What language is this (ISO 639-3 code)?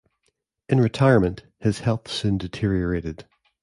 eng